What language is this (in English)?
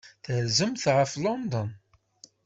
Kabyle